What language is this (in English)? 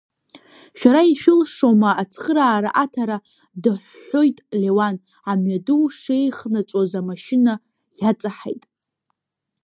Abkhazian